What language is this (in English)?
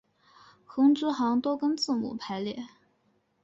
Chinese